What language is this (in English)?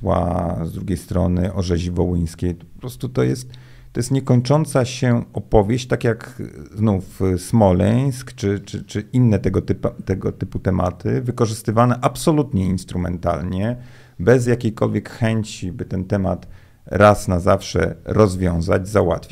Polish